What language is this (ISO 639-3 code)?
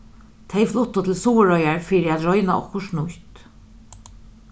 fao